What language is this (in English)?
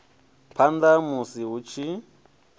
Venda